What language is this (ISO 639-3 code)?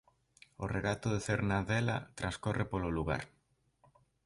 glg